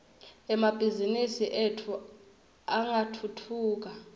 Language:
Swati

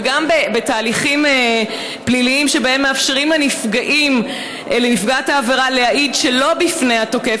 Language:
Hebrew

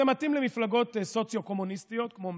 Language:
Hebrew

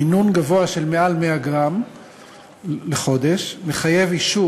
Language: Hebrew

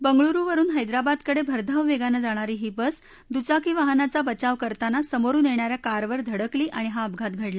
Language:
Marathi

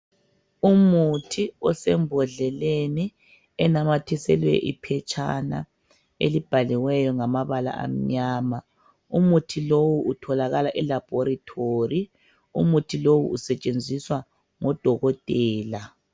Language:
North Ndebele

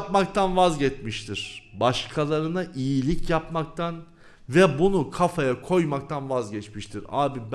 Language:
Turkish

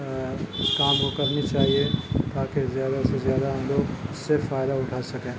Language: Urdu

